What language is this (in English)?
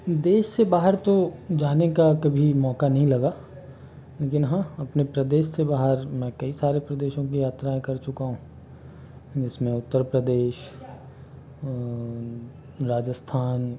Hindi